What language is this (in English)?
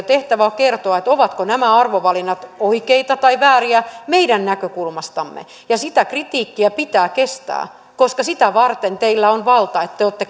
Finnish